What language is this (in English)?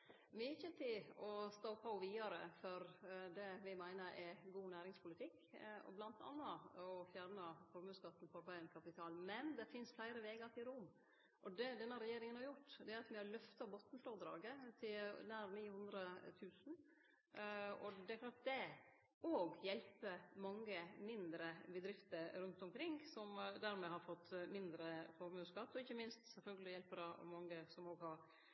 Norwegian